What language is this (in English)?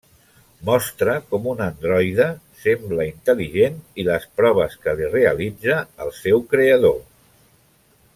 Catalan